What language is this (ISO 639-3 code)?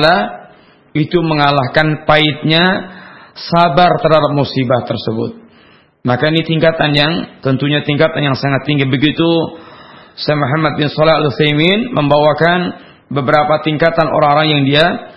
msa